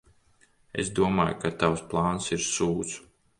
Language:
Latvian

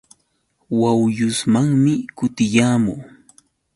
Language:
Yauyos Quechua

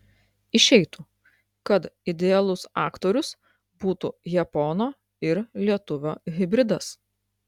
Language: Lithuanian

